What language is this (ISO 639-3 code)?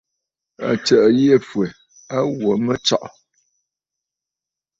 bfd